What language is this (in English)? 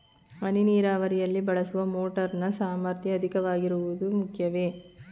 Kannada